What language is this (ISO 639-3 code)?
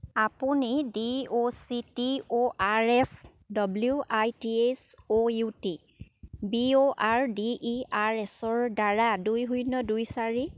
asm